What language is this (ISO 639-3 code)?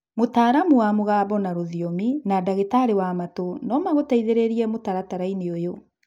kik